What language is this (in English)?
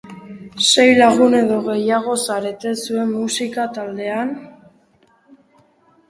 Basque